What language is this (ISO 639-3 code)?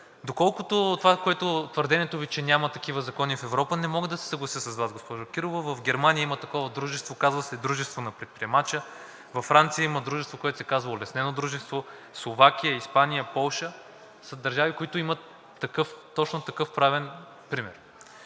bul